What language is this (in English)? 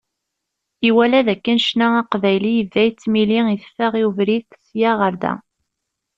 Kabyle